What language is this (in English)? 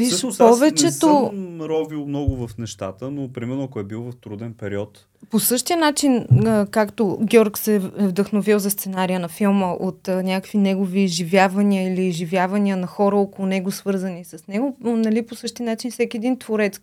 Bulgarian